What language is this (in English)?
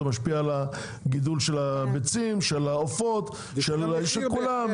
Hebrew